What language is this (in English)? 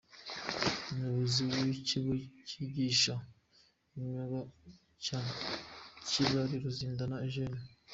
Kinyarwanda